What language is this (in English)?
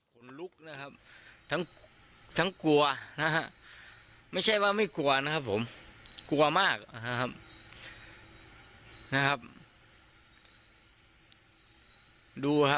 Thai